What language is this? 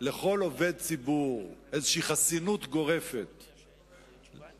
Hebrew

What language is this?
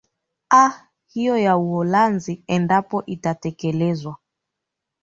Swahili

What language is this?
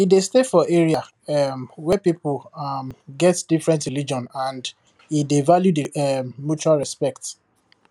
Nigerian Pidgin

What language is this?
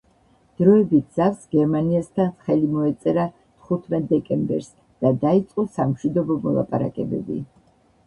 Georgian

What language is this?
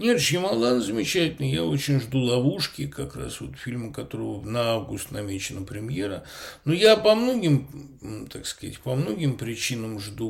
Russian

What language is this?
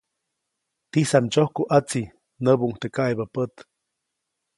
Copainalá Zoque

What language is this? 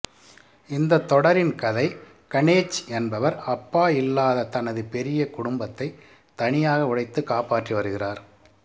Tamil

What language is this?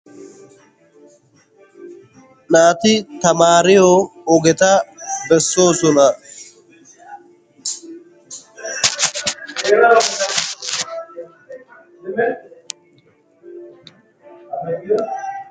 Wolaytta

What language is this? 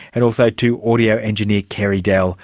English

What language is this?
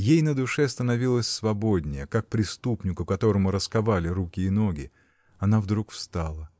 Russian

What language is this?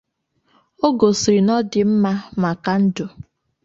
Igbo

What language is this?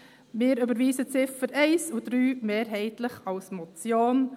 Swiss German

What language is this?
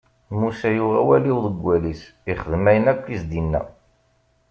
Kabyle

